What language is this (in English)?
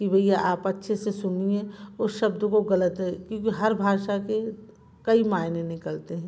Hindi